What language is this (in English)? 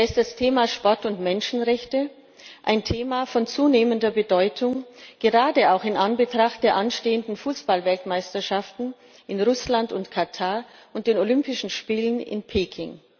German